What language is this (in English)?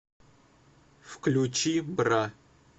Russian